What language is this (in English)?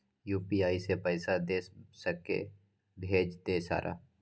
Maithili